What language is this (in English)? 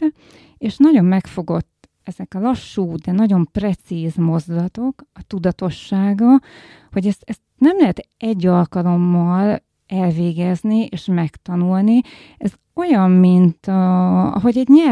Hungarian